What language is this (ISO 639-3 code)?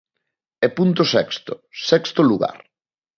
glg